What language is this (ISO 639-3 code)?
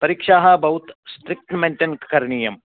san